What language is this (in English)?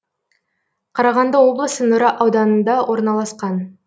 Kazakh